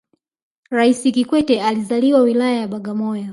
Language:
Swahili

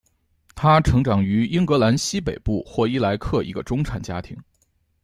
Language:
Chinese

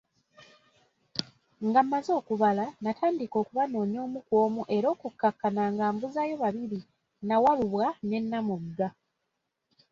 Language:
Ganda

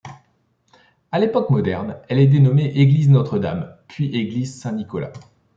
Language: French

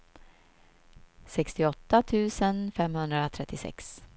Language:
Swedish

